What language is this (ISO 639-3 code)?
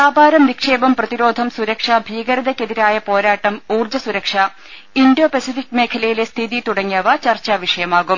mal